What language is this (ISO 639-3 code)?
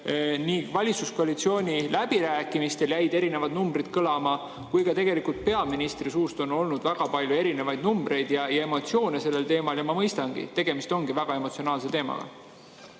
est